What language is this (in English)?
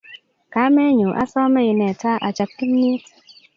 Kalenjin